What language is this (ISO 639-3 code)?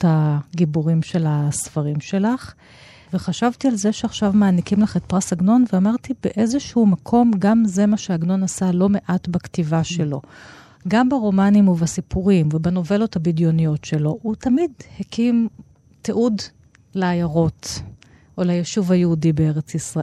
heb